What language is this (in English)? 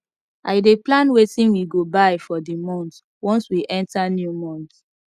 Nigerian Pidgin